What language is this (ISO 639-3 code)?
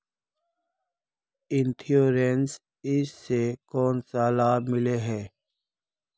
mag